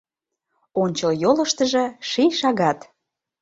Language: Mari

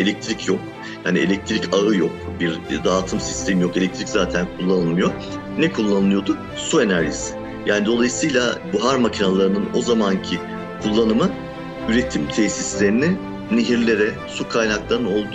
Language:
Turkish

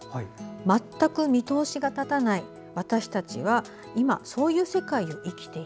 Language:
Japanese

